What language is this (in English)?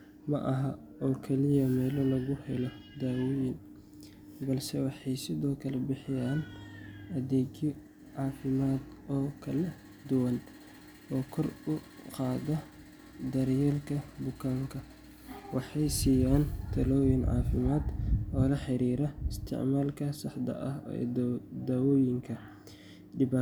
Somali